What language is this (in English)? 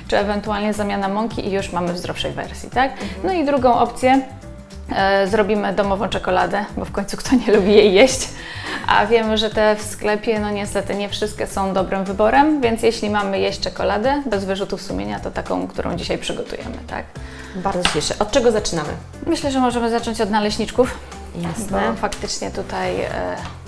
Polish